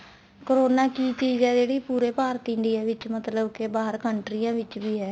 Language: Punjabi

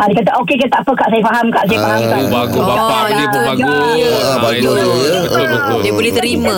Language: Malay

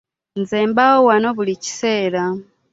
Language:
Ganda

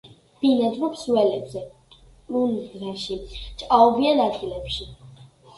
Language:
Georgian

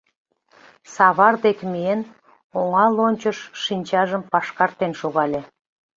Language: Mari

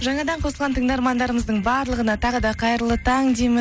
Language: Kazakh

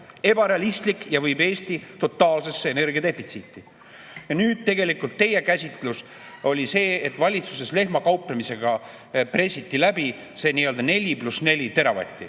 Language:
Estonian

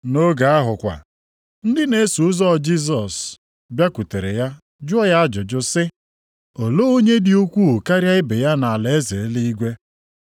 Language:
Igbo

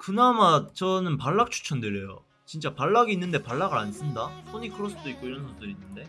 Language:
Korean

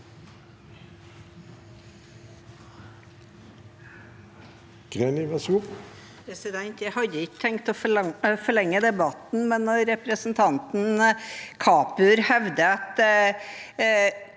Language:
Norwegian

